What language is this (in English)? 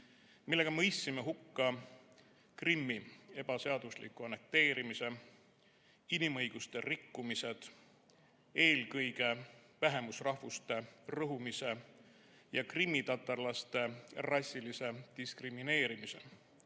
Estonian